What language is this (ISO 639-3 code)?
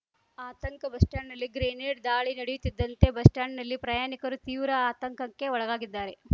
kan